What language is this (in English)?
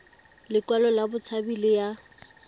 Tswana